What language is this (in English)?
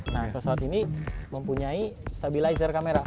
Indonesian